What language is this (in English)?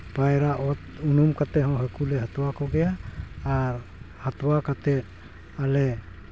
Santali